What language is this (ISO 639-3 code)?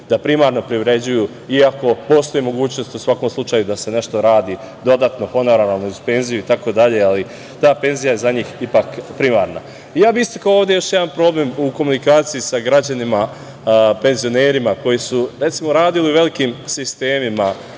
srp